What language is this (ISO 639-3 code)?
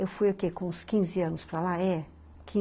por